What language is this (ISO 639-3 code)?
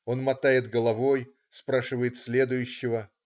rus